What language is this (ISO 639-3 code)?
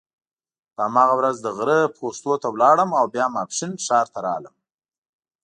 pus